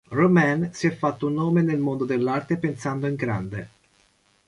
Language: Italian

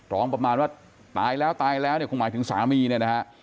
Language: Thai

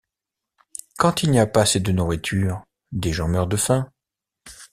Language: French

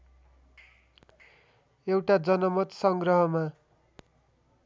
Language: Nepali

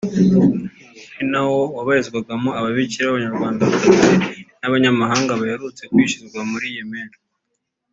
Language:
Kinyarwanda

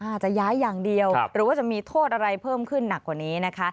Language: Thai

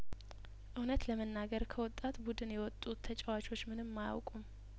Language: Amharic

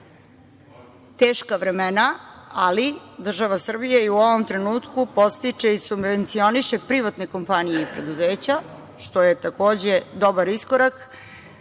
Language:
Serbian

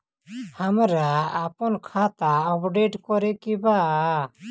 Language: Bhojpuri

